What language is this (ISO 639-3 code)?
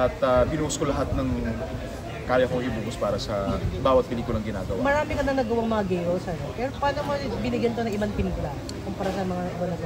fil